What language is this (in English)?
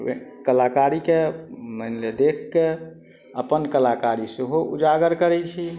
Maithili